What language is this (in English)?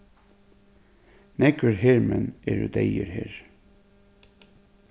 Faroese